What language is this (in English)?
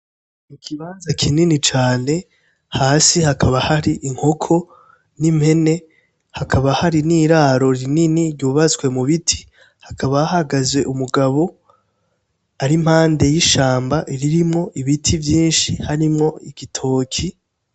Rundi